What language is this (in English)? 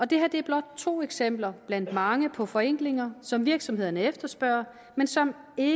Danish